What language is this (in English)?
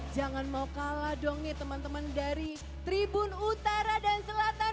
Indonesian